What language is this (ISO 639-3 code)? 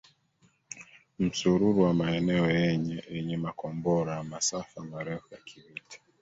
swa